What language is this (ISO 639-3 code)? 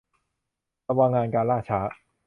tha